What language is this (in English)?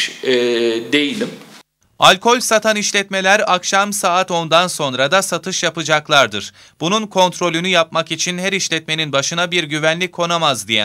Turkish